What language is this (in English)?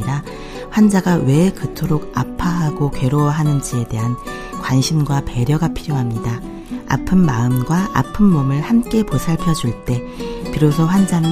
Korean